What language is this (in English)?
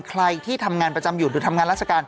Thai